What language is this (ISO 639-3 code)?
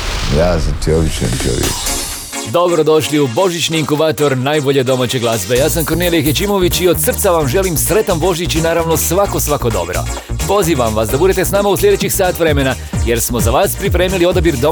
hrv